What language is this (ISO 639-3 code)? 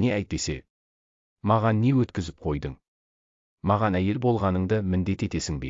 tur